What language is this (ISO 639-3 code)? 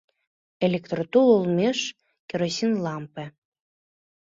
chm